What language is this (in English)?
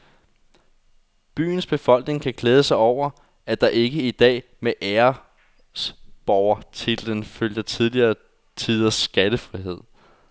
Danish